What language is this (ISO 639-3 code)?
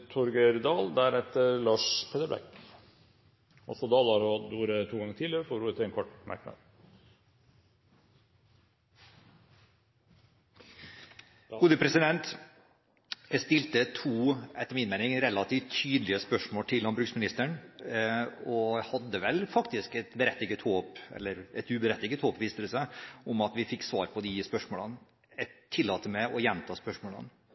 nob